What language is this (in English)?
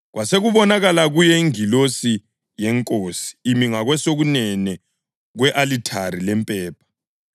North Ndebele